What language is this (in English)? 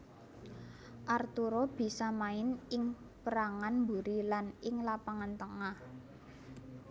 Javanese